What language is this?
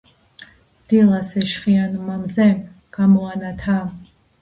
Georgian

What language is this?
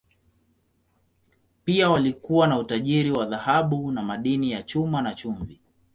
Swahili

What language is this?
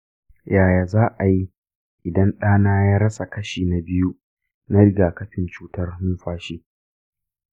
Hausa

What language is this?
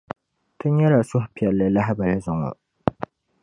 Dagbani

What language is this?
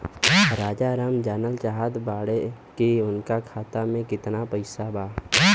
Bhojpuri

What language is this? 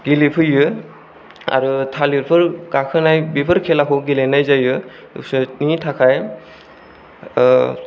Bodo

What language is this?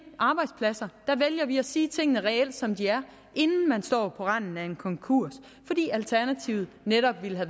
Danish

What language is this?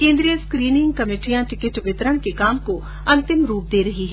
Hindi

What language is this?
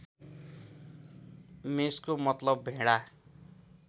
Nepali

